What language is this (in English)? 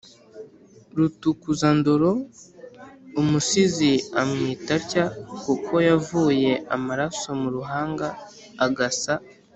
Kinyarwanda